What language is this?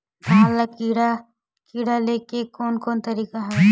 Chhattisgarhi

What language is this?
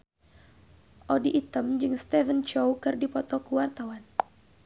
Sundanese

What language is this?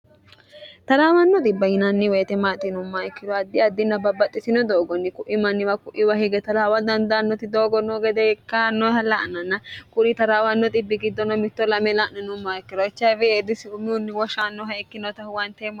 Sidamo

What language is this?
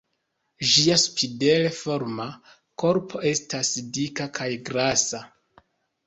Esperanto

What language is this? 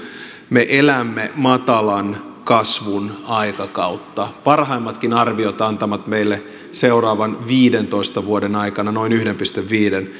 Finnish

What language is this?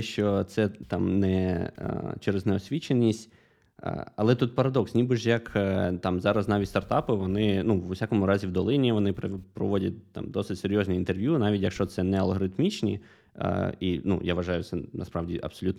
Ukrainian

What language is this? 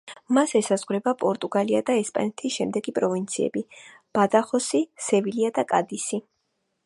Georgian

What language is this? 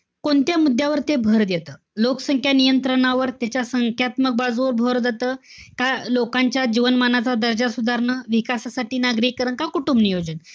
Marathi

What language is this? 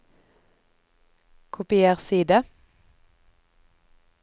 Norwegian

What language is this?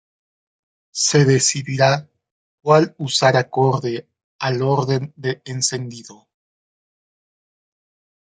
Spanish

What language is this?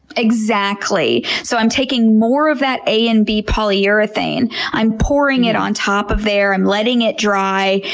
English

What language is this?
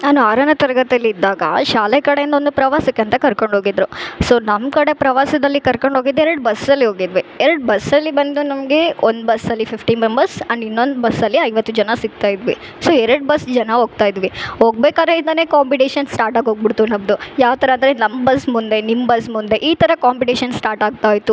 Kannada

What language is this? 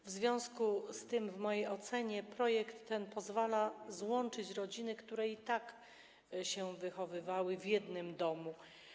Polish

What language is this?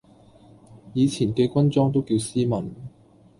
Cantonese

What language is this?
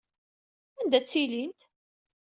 Kabyle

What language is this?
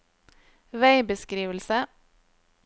Norwegian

